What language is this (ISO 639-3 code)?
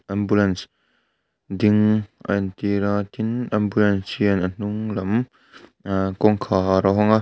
lus